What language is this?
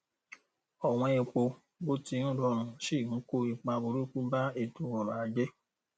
Yoruba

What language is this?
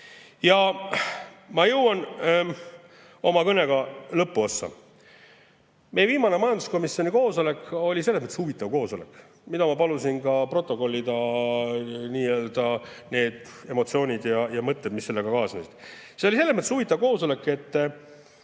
Estonian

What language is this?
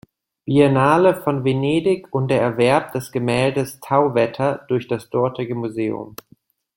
German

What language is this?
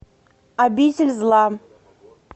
Russian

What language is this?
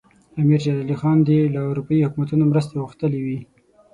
Pashto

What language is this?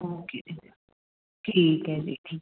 Punjabi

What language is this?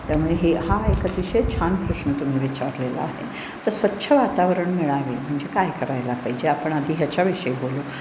Marathi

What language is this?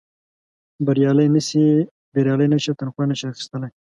Pashto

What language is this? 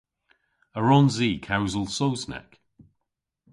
Cornish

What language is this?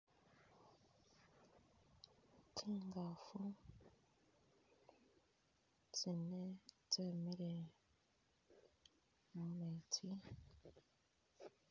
Masaaba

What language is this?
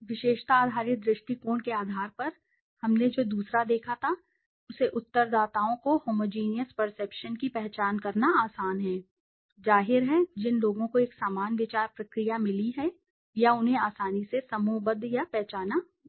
Hindi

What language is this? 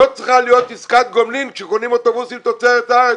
Hebrew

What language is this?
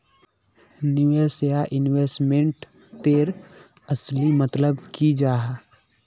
Magahi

